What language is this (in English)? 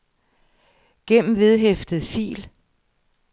Danish